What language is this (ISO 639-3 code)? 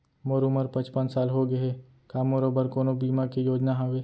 hne